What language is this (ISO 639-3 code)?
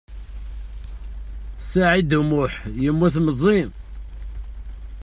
kab